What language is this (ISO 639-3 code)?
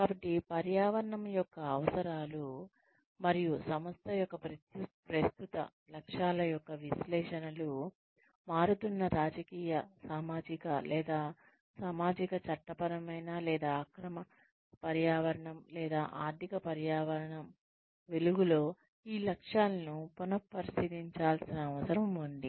tel